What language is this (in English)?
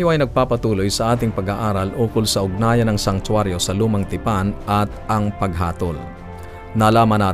Filipino